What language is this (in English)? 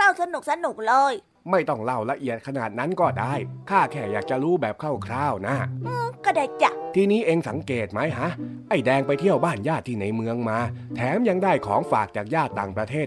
Thai